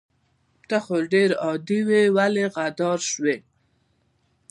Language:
Pashto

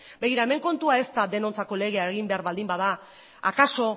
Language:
Basque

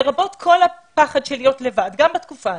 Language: Hebrew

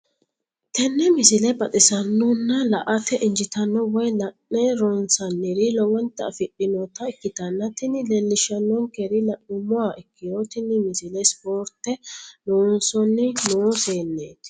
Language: Sidamo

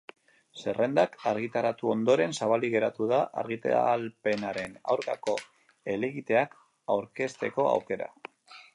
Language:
Basque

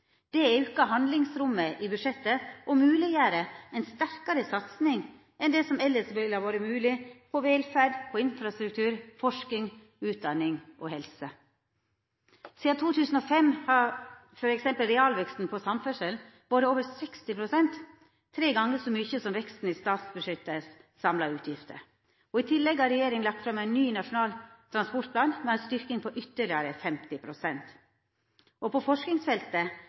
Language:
Norwegian Nynorsk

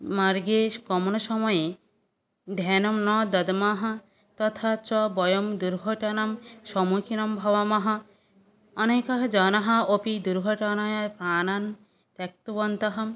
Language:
Sanskrit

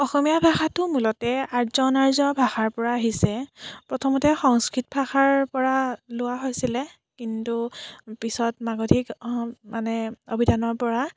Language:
Assamese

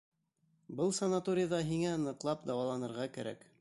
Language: Bashkir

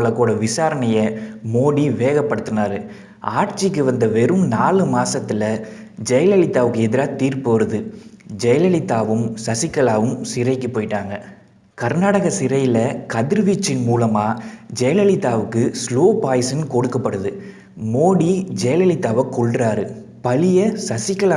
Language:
English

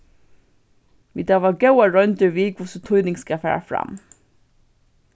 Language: Faroese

